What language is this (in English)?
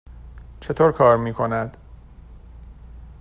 Persian